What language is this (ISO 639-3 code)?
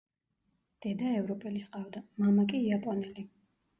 kat